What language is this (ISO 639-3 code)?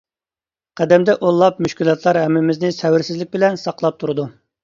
uig